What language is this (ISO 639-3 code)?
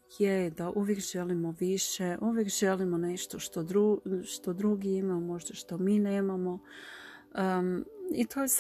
hrv